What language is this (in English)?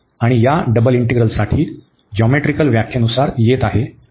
Marathi